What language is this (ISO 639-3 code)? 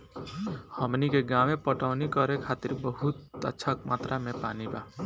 bho